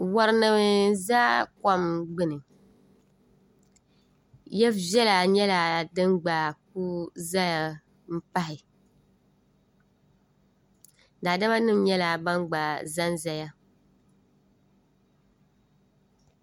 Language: Dagbani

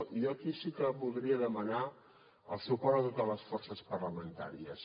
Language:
Catalan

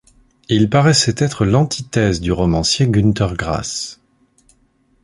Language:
French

